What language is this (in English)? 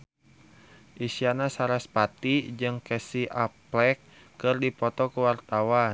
Sundanese